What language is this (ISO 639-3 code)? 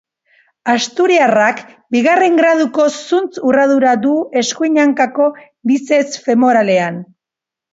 eus